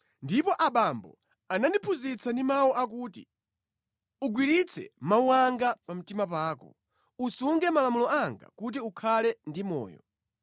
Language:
Nyanja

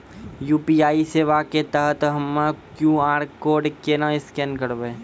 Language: Maithili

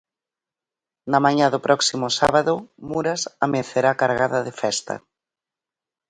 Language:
Galician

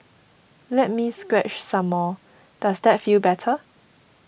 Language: English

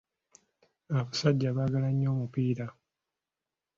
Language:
Ganda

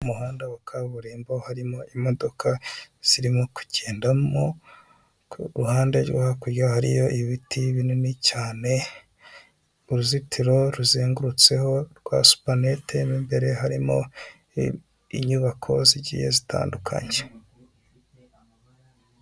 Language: Kinyarwanda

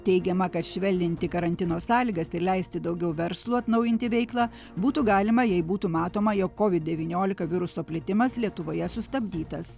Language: Lithuanian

